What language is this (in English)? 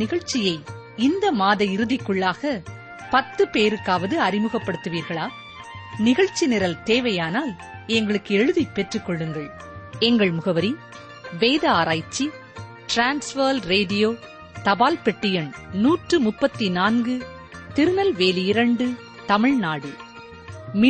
Tamil